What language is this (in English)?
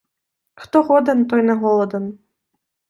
Ukrainian